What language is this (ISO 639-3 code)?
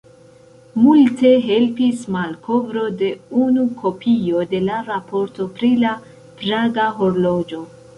epo